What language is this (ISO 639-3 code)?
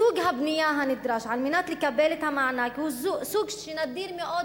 heb